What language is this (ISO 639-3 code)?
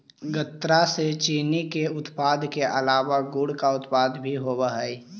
mag